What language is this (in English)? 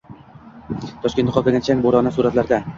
Uzbek